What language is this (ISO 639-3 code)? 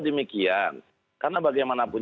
ind